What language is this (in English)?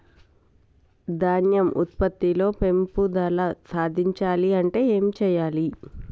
Telugu